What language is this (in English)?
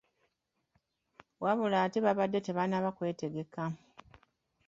Ganda